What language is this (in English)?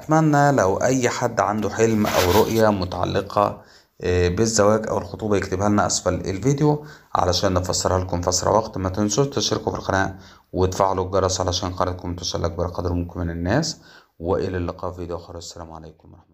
Arabic